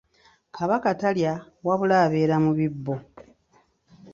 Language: Ganda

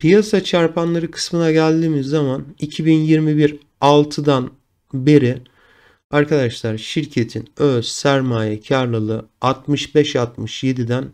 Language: Turkish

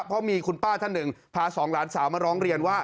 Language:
Thai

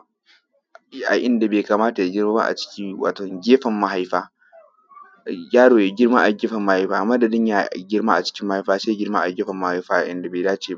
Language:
Hausa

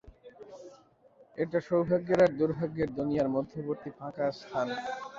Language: Bangla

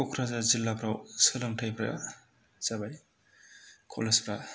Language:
Bodo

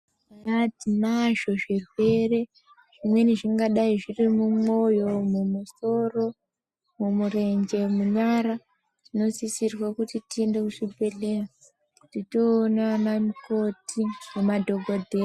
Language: Ndau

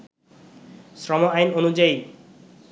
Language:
Bangla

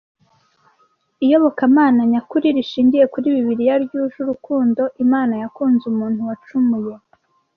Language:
Kinyarwanda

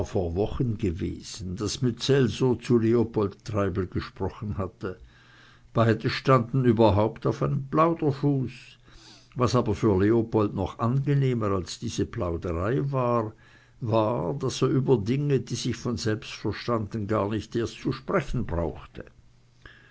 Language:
German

